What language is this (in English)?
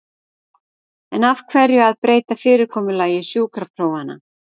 Icelandic